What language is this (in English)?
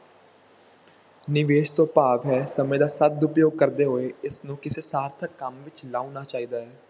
Punjabi